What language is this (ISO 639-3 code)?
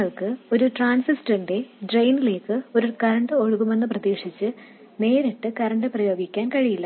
mal